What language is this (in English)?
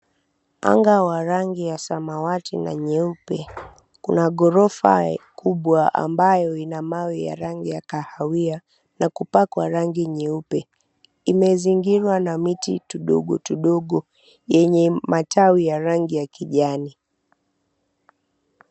Swahili